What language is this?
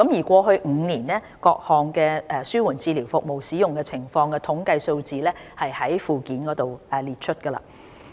Cantonese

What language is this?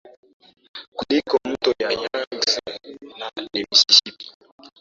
Swahili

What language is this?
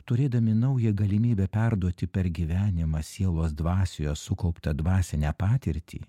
Lithuanian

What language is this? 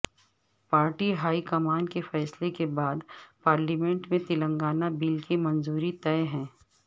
Urdu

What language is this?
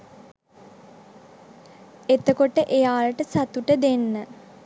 Sinhala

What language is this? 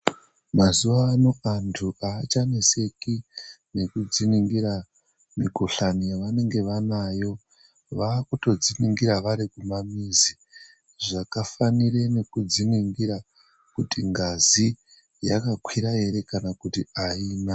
Ndau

